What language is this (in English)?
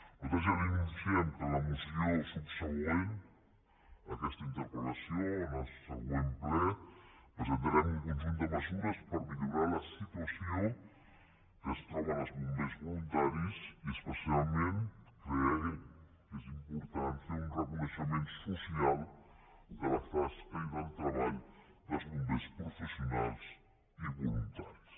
Catalan